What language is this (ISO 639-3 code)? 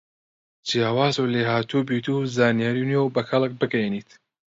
ckb